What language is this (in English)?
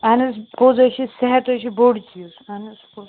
Kashmiri